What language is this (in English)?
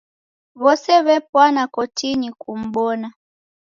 Taita